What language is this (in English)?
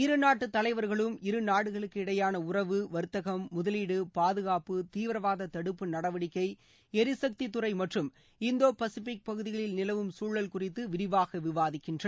Tamil